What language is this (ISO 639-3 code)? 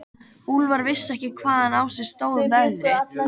isl